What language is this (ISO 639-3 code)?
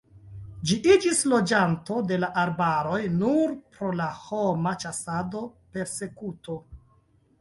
epo